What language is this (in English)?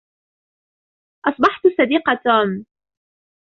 Arabic